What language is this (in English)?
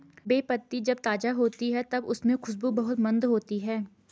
Hindi